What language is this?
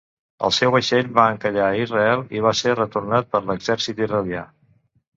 Catalan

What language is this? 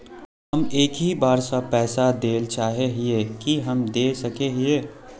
Magahi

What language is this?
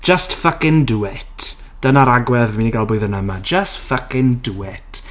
Welsh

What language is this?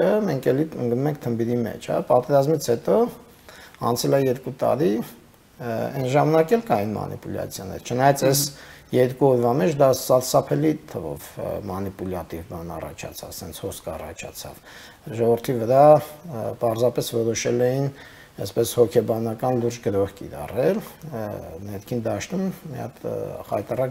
Romanian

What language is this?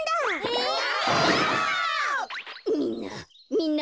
Japanese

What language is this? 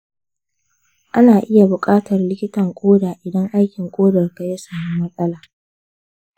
Hausa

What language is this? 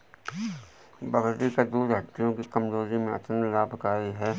Hindi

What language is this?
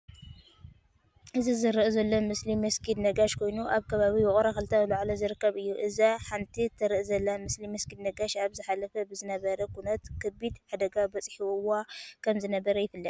Tigrinya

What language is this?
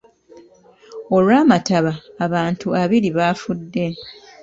Ganda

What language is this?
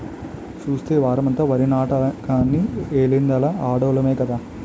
Telugu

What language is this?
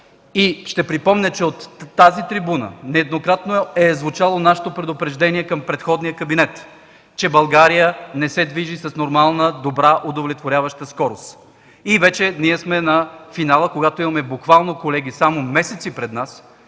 Bulgarian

